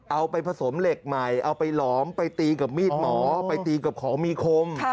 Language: Thai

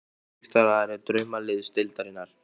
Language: Icelandic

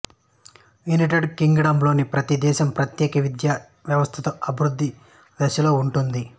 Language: Telugu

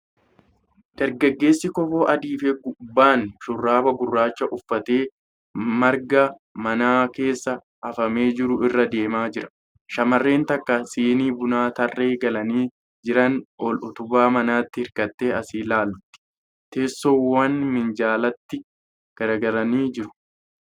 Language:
Oromo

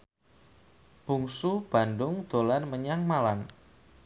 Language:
Javanese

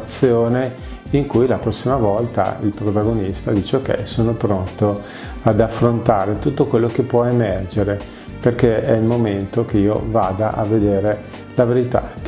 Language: Italian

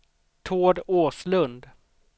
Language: Swedish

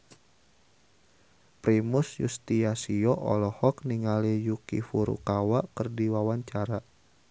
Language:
Sundanese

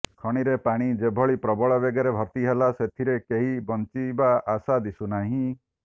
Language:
Odia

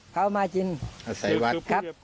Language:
Thai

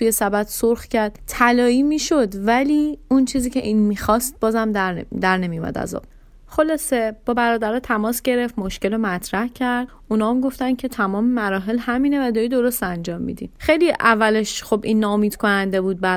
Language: Persian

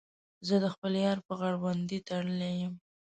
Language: Pashto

